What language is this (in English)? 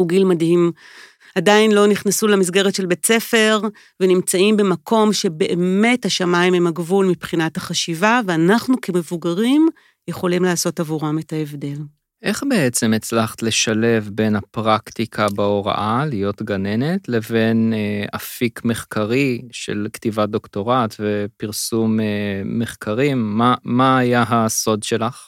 Hebrew